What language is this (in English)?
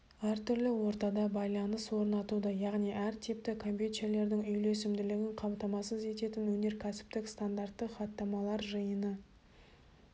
Kazakh